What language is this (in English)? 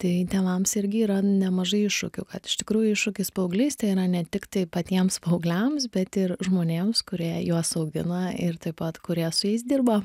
Lithuanian